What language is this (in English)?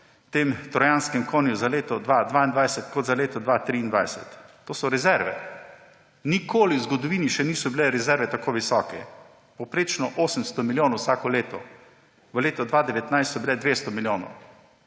Slovenian